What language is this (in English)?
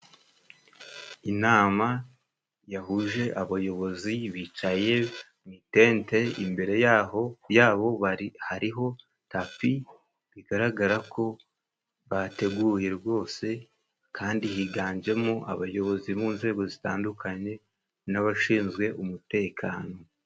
Kinyarwanda